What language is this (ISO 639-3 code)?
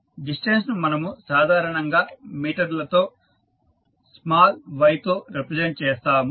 tel